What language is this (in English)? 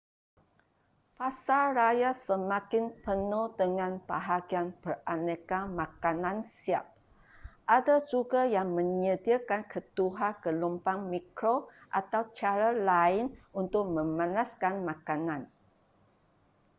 Malay